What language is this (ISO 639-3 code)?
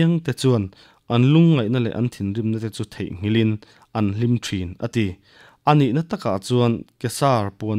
ukr